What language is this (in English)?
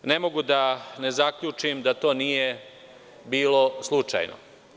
Serbian